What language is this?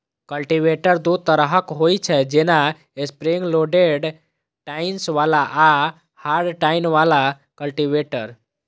Maithili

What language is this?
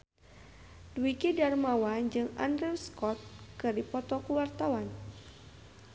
Sundanese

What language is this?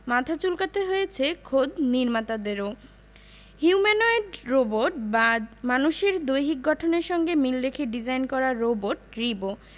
Bangla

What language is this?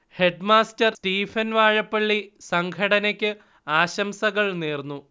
Malayalam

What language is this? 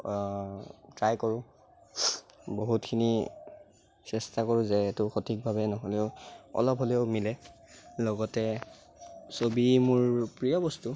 Assamese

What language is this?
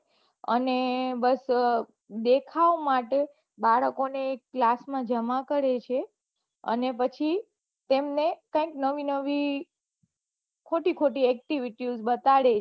Gujarati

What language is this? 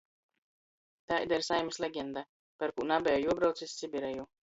Latgalian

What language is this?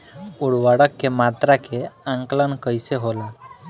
Bhojpuri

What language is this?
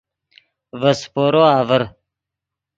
Yidgha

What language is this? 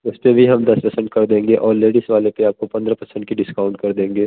Hindi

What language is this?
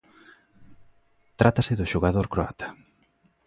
Galician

